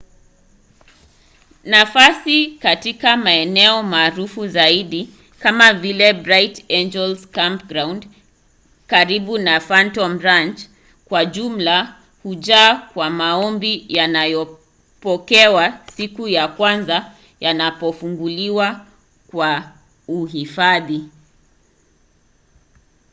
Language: Swahili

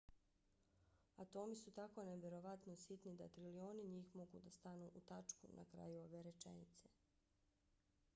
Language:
Bosnian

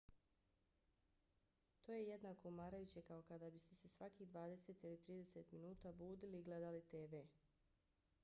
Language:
Bosnian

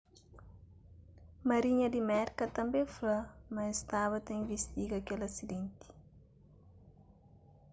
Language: Kabuverdianu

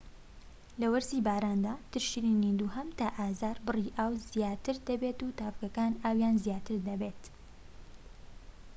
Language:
Central Kurdish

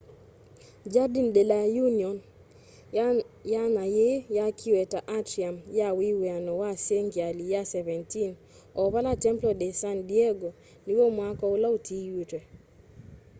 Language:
Kamba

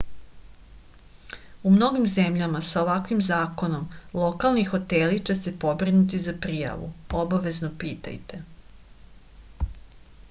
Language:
Serbian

